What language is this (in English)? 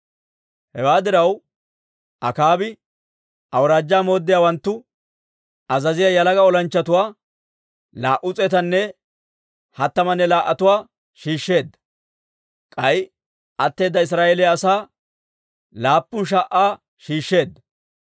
Dawro